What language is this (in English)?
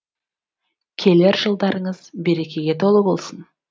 Kazakh